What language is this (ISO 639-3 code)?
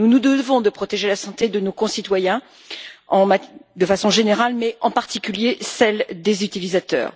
fra